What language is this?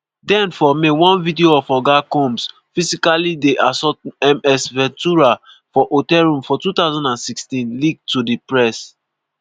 Nigerian Pidgin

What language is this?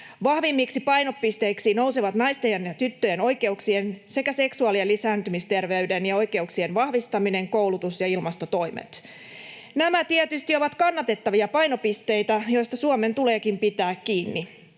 Finnish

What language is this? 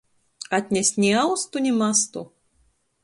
Latgalian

